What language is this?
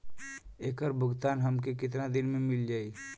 Bhojpuri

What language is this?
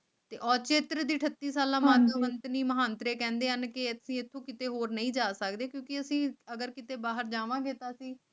Punjabi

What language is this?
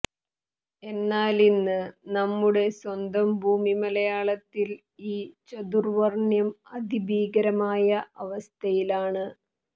Malayalam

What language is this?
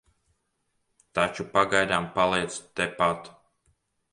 Latvian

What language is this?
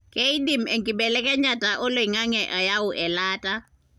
Masai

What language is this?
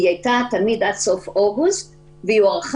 Hebrew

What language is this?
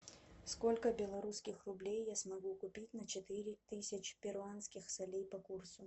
Russian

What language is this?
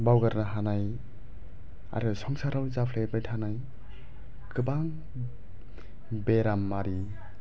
Bodo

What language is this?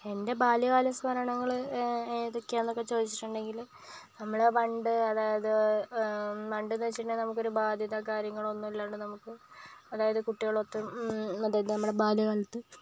Malayalam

